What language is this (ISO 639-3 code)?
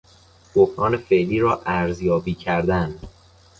fas